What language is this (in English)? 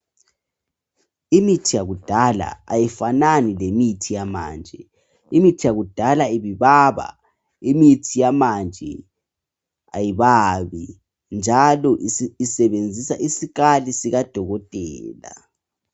North Ndebele